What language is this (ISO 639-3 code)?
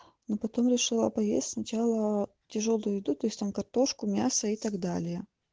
rus